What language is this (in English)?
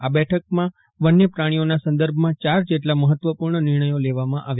Gujarati